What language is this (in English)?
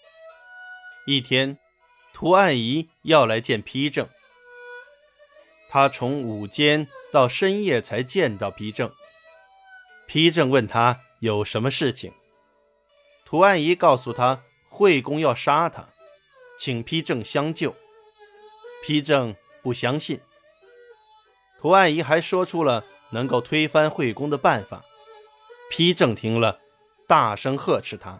Chinese